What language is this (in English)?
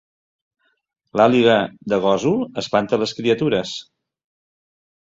Catalan